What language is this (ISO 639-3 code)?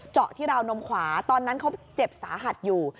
tha